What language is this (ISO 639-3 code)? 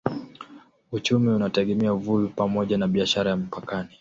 swa